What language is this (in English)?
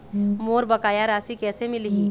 Chhattisgarhi